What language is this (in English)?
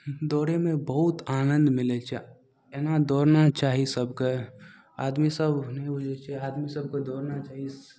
Maithili